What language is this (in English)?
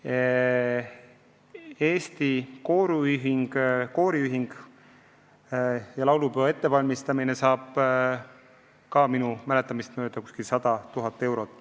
Estonian